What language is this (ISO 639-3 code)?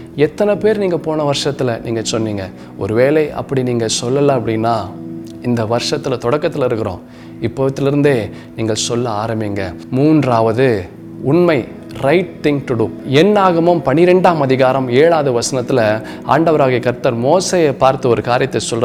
tam